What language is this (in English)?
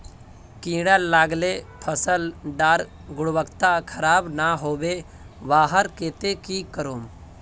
Magahi